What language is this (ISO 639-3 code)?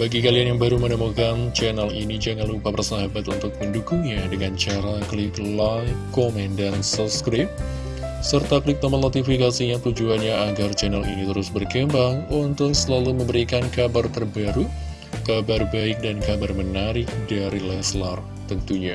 ind